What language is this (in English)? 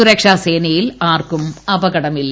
Malayalam